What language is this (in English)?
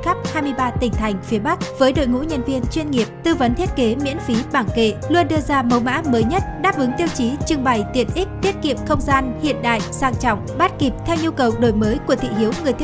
Vietnamese